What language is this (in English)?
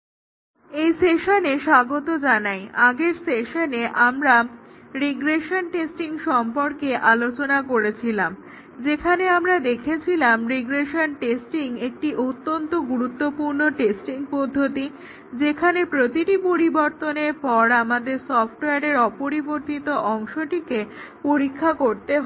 Bangla